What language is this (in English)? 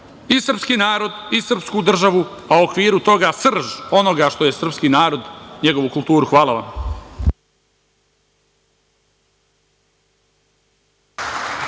Serbian